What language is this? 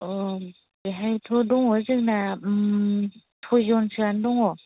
Bodo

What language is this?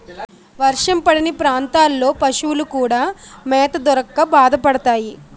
Telugu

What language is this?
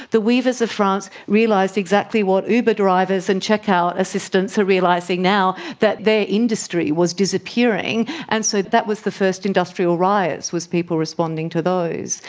English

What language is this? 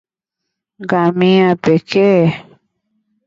Swahili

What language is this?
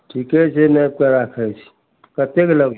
Maithili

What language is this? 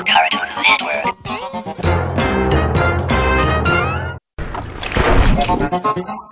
Japanese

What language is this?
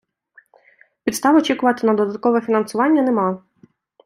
Ukrainian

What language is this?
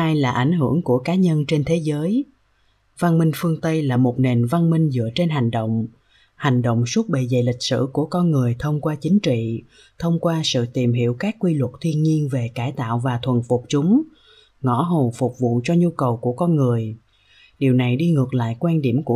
Vietnamese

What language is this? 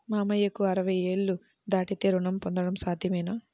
Telugu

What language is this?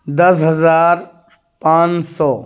Urdu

